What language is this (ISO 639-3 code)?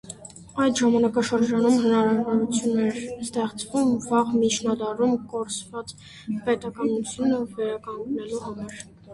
hye